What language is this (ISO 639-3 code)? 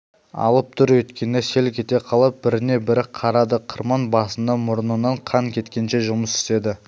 kaz